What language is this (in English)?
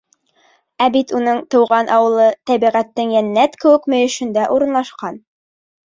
Bashkir